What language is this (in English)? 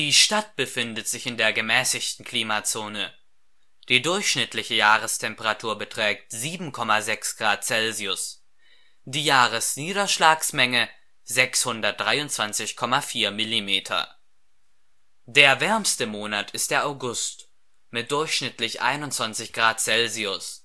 German